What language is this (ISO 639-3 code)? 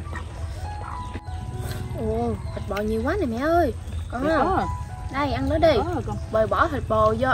vie